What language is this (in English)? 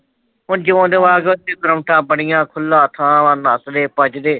Punjabi